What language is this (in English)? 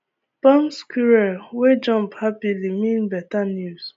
Nigerian Pidgin